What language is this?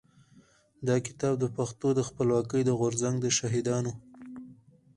Pashto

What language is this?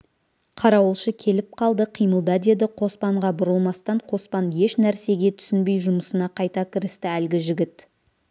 Kazakh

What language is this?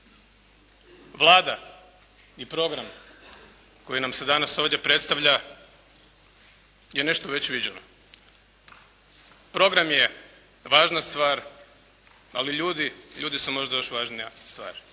Croatian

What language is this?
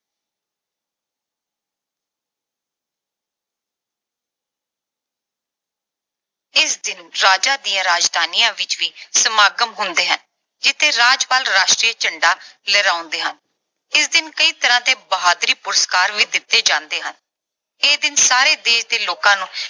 Punjabi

